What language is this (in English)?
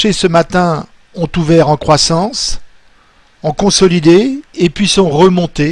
French